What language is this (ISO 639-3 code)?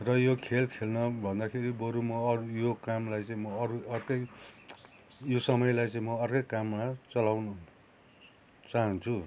nep